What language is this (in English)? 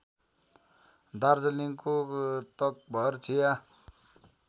Nepali